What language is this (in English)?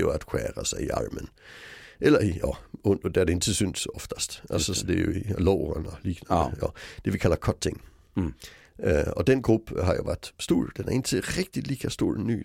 Swedish